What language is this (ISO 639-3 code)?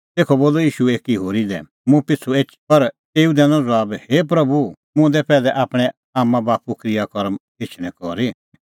kfx